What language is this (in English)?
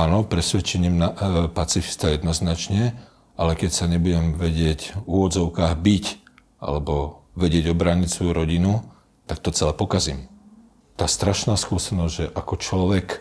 Slovak